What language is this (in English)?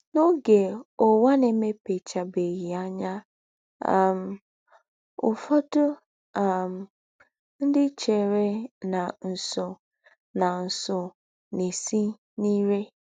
Igbo